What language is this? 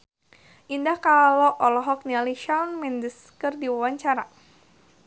Sundanese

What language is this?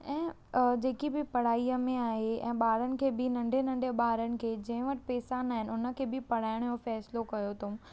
Sindhi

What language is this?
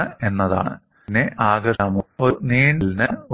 Malayalam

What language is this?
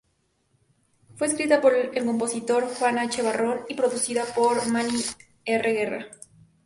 Spanish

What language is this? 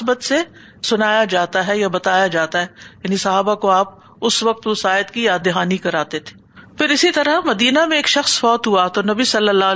Urdu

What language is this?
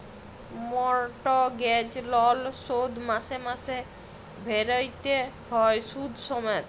Bangla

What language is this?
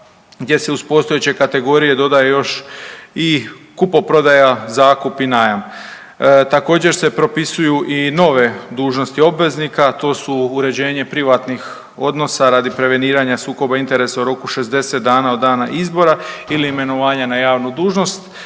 Croatian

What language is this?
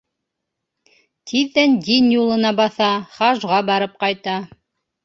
Bashkir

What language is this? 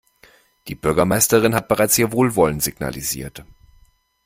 German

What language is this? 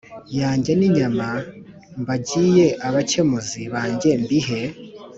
Kinyarwanda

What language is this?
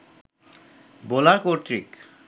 Bangla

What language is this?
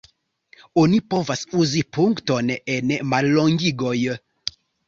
Esperanto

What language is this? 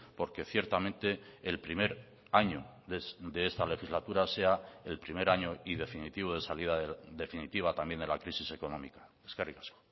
Spanish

